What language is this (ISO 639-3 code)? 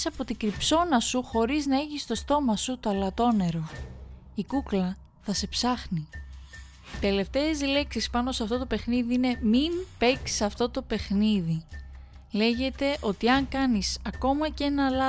ell